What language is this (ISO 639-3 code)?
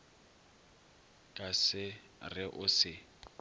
nso